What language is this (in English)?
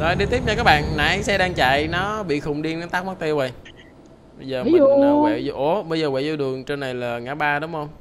Vietnamese